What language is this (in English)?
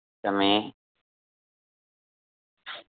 Gujarati